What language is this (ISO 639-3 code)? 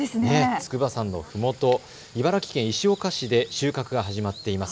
jpn